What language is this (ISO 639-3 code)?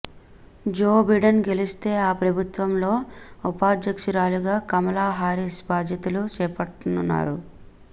tel